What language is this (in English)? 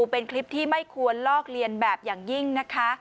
Thai